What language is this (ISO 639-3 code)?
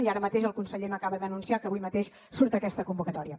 cat